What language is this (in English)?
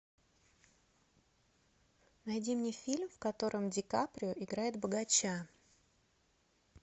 Russian